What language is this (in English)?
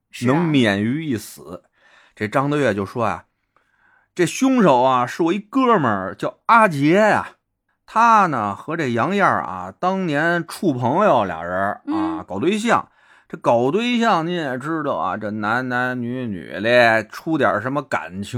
Chinese